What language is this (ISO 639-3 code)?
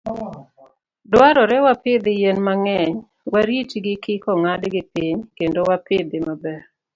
luo